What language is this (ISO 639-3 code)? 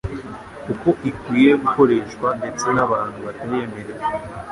kin